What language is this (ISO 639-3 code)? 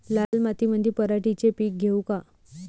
mar